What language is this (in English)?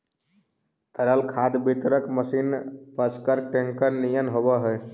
Magahi